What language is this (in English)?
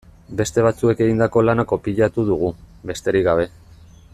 Basque